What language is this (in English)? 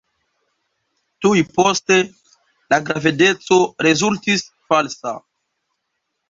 Esperanto